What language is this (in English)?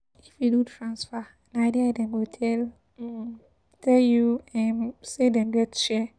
Nigerian Pidgin